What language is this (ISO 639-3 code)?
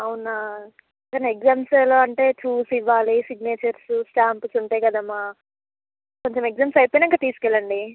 tel